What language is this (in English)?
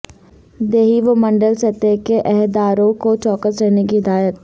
Urdu